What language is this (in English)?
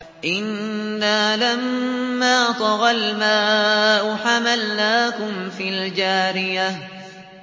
Arabic